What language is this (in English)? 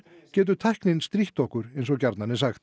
Icelandic